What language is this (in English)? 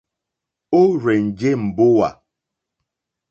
Mokpwe